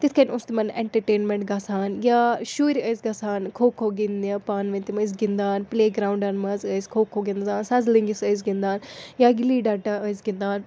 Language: Kashmiri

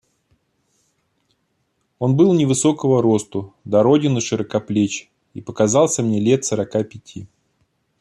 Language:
Russian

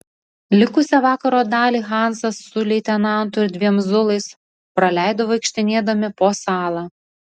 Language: Lithuanian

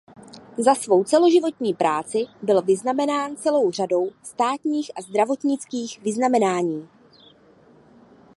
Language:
Czech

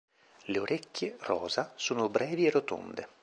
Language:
Italian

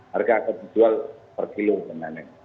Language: Indonesian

